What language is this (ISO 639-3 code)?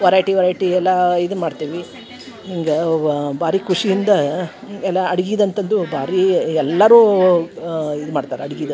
kan